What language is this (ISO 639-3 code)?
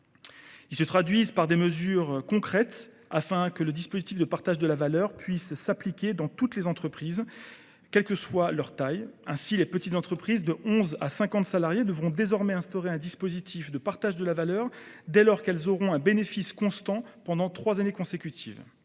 fra